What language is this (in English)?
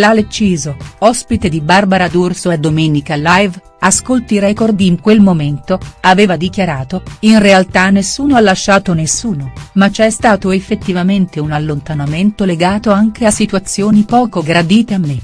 Italian